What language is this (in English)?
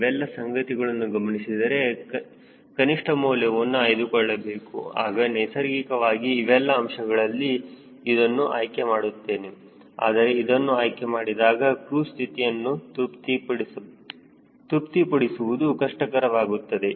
Kannada